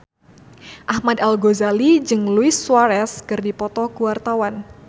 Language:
Sundanese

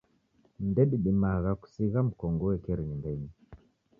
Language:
Taita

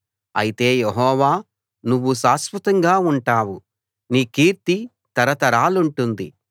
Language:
Telugu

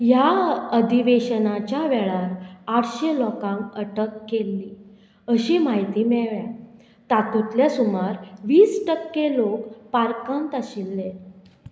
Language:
Konkani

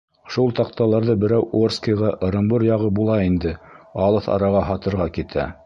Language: Bashkir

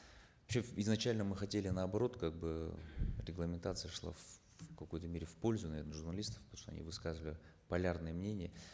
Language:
Kazakh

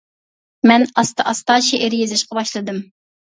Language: Uyghur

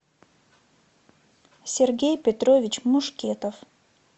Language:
Russian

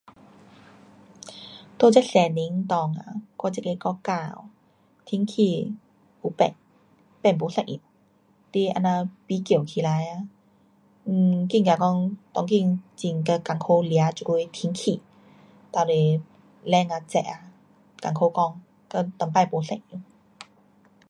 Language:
Pu-Xian Chinese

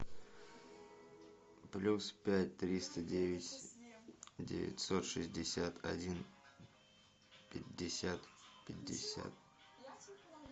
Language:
Russian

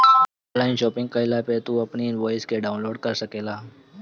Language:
Bhojpuri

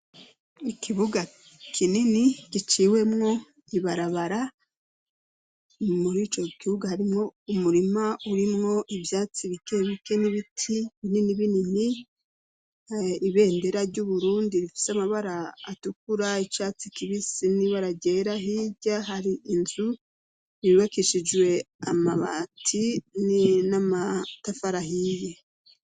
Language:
Rundi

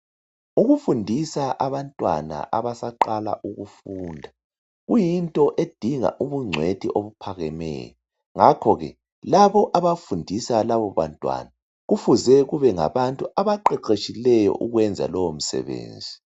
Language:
North Ndebele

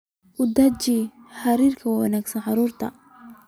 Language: Somali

